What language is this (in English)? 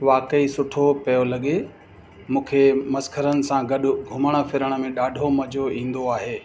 Sindhi